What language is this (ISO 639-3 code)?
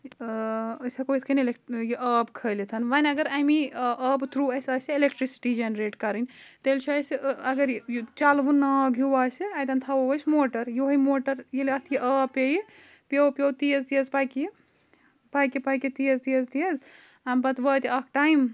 kas